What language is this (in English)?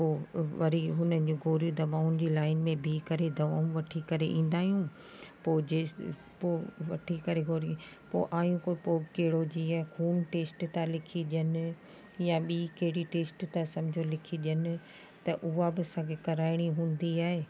Sindhi